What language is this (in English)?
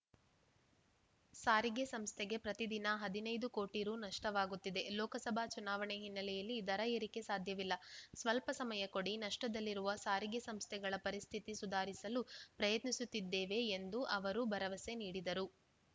Kannada